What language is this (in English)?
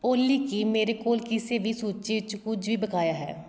Punjabi